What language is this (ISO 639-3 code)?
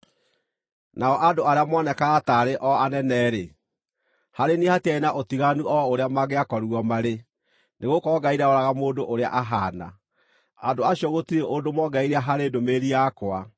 kik